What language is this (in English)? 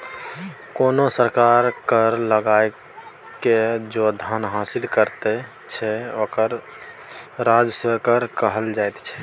Maithili